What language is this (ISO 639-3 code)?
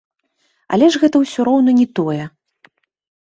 bel